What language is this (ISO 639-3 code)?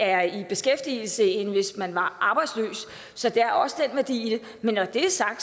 dan